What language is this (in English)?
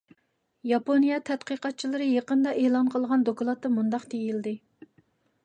Uyghur